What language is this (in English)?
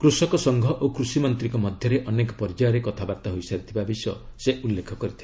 Odia